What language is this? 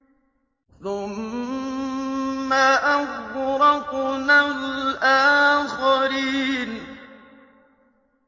Arabic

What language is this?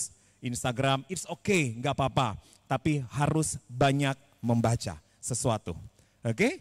Indonesian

